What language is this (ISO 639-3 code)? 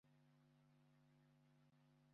kin